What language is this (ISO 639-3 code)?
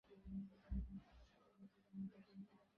ben